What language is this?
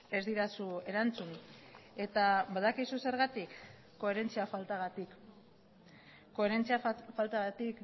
Basque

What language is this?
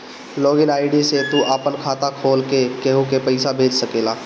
Bhojpuri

